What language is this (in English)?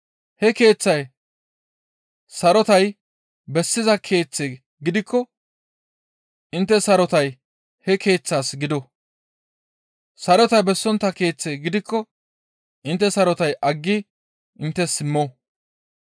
Gamo